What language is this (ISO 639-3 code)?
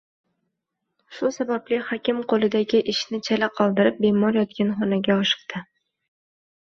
uzb